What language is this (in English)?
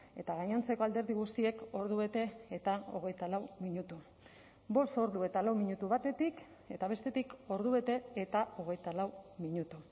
Basque